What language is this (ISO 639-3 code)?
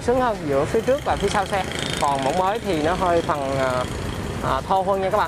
vie